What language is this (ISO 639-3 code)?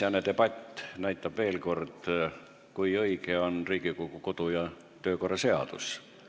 est